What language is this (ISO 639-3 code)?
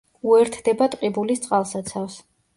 kat